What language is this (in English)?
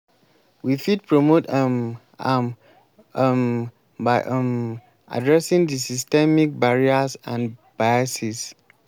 Nigerian Pidgin